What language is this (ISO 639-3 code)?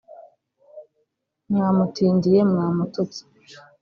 kin